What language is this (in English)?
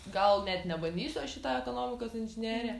Lithuanian